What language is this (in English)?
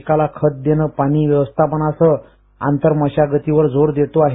Marathi